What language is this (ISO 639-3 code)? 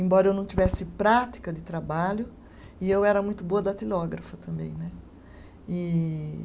por